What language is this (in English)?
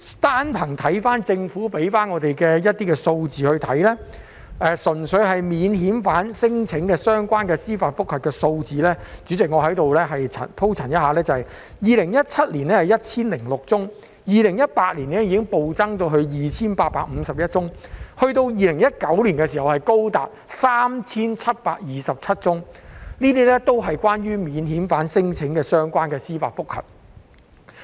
Cantonese